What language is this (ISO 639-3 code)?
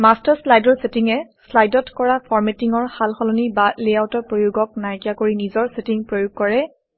asm